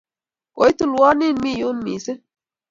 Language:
Kalenjin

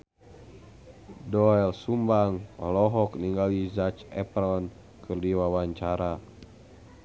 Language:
Sundanese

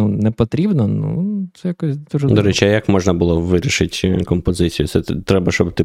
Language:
Ukrainian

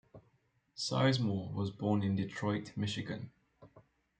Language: English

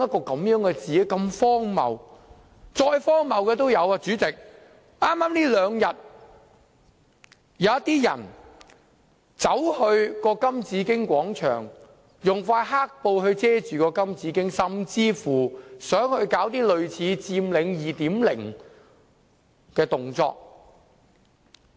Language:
Cantonese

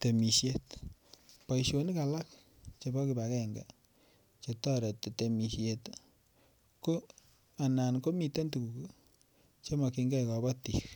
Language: Kalenjin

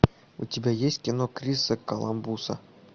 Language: Russian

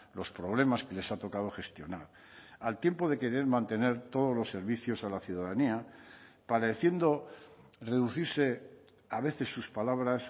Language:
Spanish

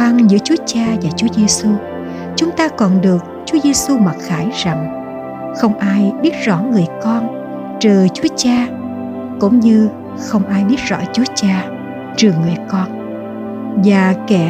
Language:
Vietnamese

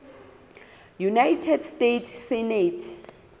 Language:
Southern Sotho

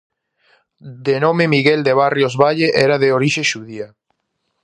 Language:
Galician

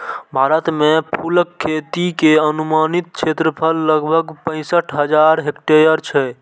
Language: Maithili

